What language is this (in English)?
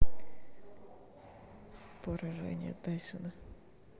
Russian